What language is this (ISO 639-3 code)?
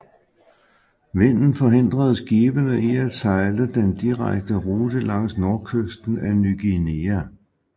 dan